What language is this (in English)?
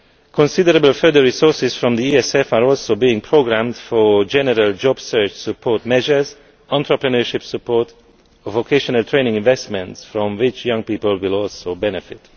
English